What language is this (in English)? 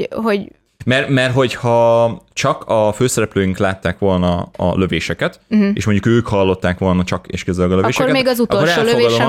Hungarian